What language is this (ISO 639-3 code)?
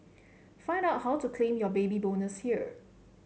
eng